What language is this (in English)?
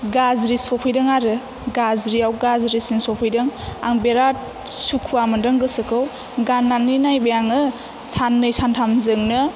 Bodo